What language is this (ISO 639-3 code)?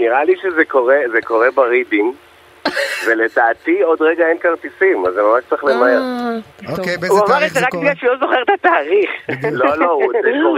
heb